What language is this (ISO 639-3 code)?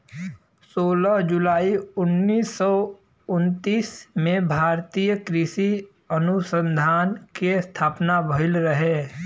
bho